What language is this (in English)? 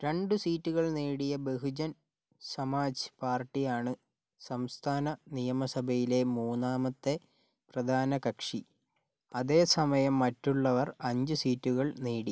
Malayalam